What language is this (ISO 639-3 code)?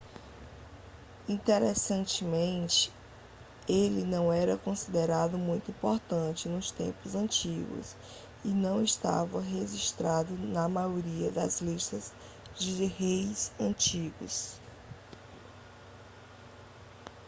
por